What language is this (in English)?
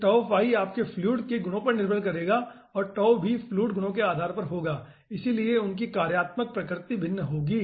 Hindi